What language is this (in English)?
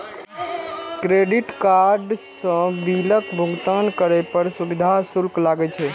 Maithili